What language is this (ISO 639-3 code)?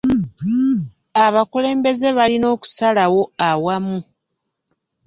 lug